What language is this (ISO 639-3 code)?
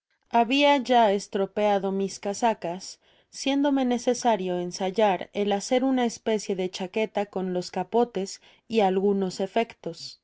spa